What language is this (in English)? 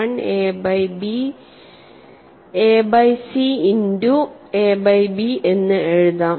Malayalam